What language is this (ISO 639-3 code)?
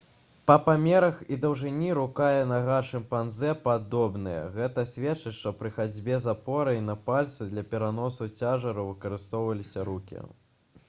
bel